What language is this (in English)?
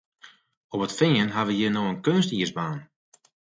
Western Frisian